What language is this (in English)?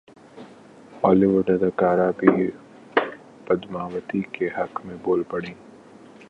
Urdu